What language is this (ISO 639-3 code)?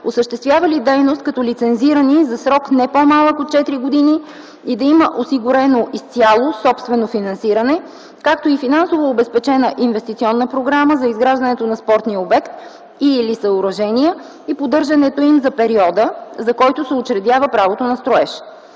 bul